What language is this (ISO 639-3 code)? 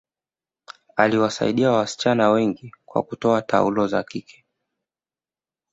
swa